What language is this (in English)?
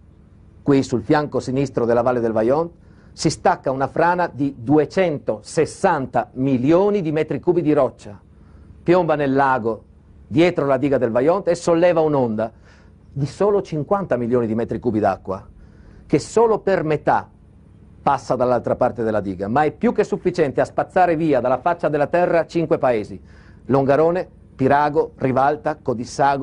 Italian